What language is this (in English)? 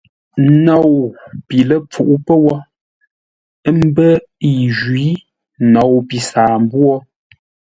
Ngombale